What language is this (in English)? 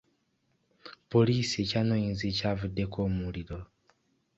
Ganda